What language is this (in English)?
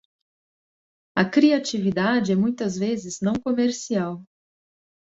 Portuguese